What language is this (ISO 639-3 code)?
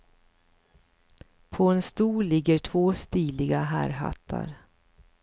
swe